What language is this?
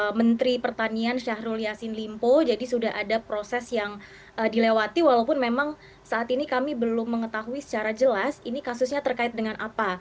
Indonesian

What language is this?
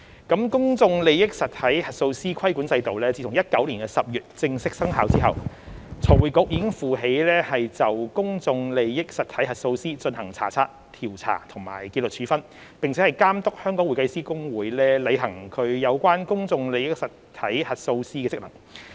Cantonese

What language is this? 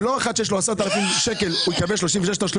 Hebrew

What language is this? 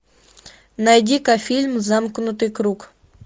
Russian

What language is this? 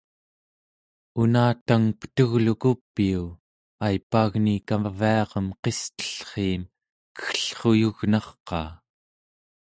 Central Yupik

